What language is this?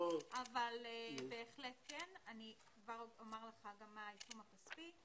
Hebrew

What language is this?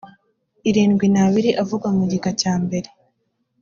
Kinyarwanda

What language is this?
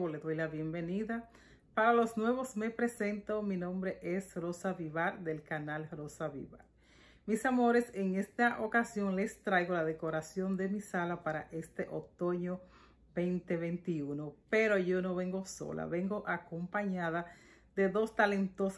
Spanish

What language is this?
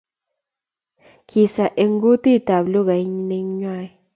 Kalenjin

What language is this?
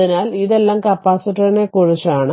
Malayalam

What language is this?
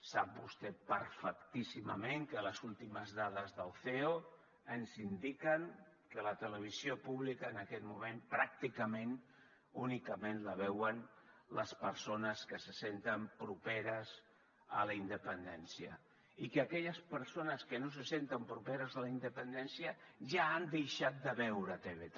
Catalan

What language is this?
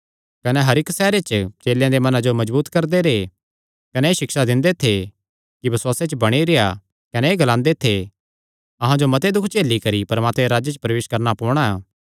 Kangri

